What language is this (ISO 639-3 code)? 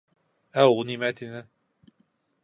bak